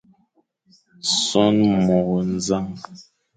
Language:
Fang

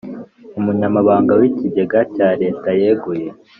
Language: Kinyarwanda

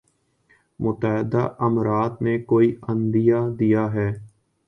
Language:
Urdu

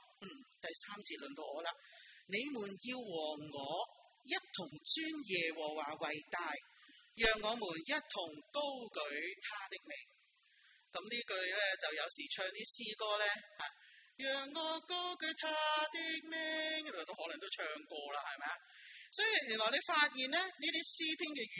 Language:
Chinese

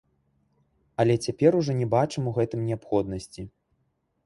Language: Belarusian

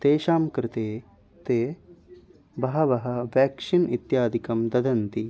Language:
Sanskrit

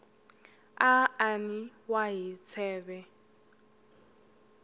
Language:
Tsonga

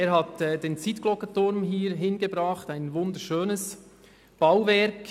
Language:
Swiss German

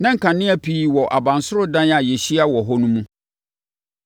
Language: Akan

